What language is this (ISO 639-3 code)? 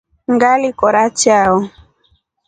rof